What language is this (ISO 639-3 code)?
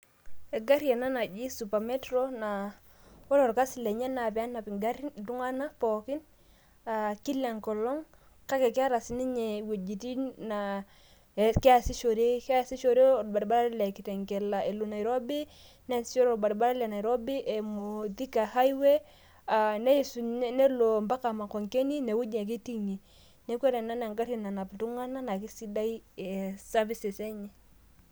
mas